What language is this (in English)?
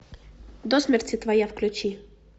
Russian